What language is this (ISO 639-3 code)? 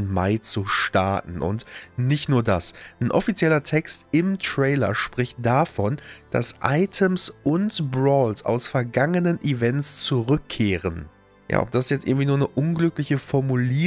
deu